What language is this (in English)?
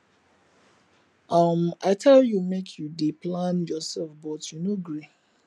Nigerian Pidgin